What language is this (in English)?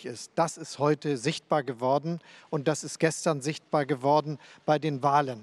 German